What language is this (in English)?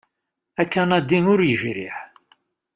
Kabyle